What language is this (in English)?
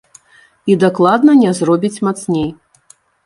Belarusian